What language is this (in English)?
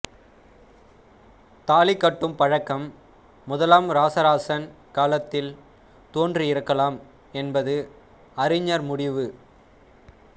Tamil